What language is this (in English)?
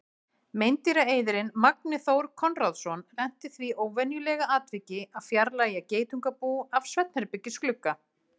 Icelandic